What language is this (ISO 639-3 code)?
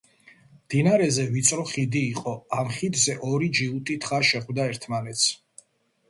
kat